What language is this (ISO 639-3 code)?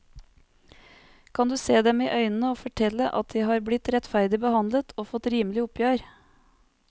nor